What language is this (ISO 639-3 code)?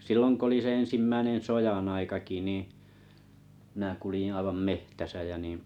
fin